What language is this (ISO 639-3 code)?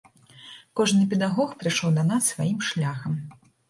bel